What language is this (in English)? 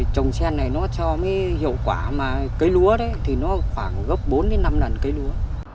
Vietnamese